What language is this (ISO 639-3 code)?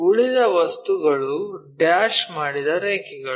kan